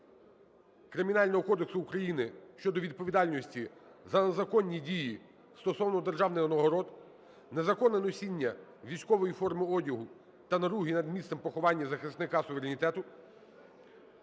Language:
Ukrainian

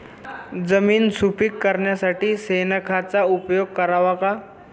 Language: Marathi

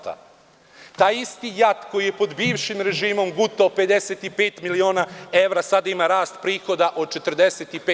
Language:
Serbian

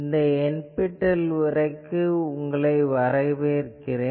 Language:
Tamil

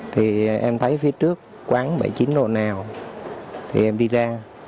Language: Vietnamese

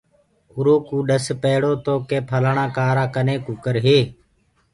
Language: Gurgula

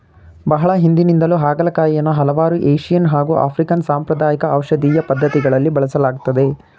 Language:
Kannada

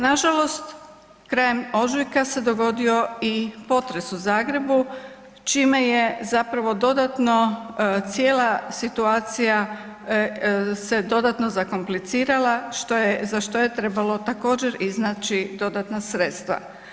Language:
Croatian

